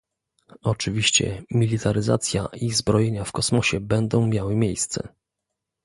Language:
Polish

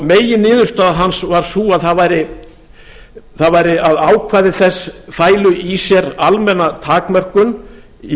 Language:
Icelandic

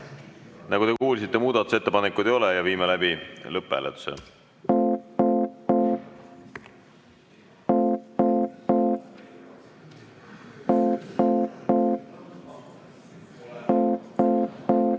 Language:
Estonian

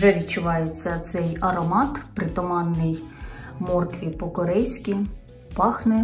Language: Ukrainian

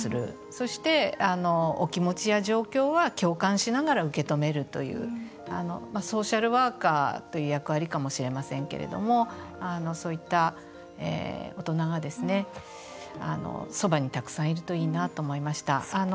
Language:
Japanese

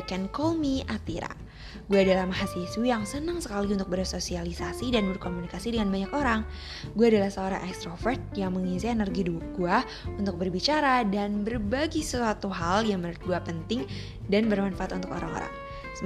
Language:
Indonesian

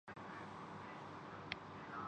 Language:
Urdu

